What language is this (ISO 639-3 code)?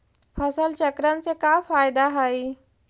mag